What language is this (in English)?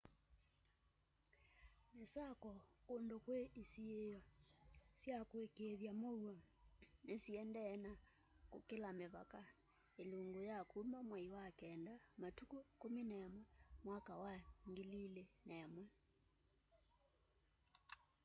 Kamba